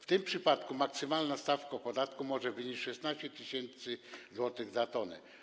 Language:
Polish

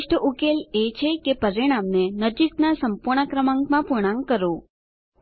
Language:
Gujarati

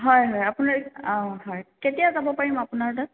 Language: Assamese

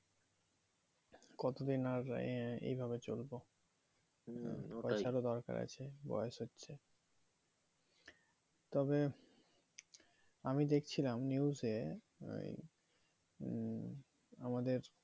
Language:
Bangla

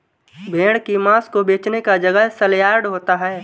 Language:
Hindi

